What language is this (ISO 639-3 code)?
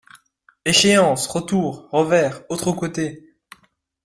fra